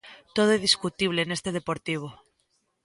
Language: Galician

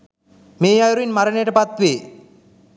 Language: Sinhala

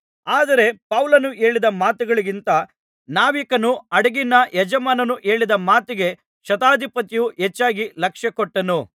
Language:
Kannada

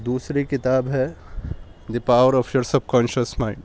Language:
Urdu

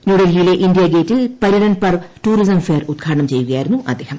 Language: Malayalam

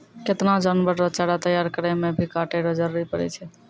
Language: Maithili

